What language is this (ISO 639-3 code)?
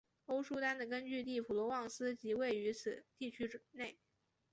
zho